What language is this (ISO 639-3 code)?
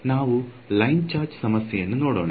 kan